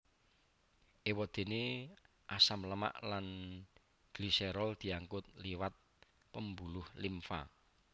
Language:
Javanese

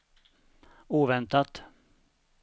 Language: Swedish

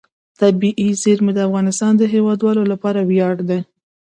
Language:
Pashto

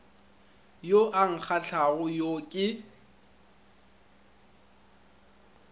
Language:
Northern Sotho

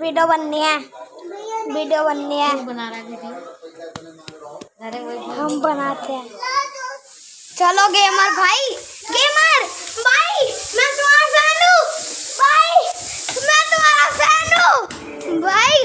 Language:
Hindi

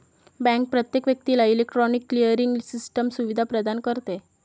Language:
Marathi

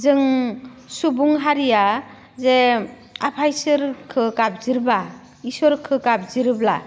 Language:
Bodo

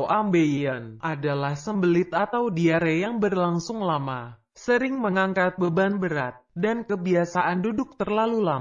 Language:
Indonesian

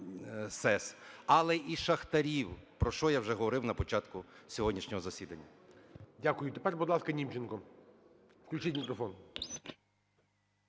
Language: Ukrainian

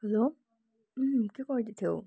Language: Nepali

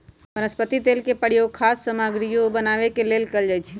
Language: Magahi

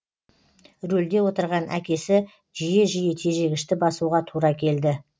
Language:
Kazakh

